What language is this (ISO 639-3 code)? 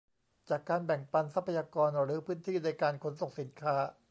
tha